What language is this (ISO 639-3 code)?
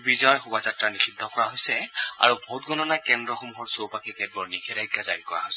asm